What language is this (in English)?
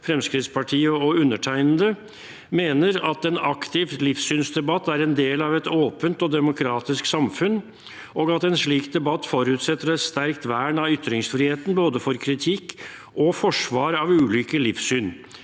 Norwegian